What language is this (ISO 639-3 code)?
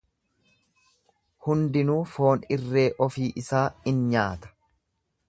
orm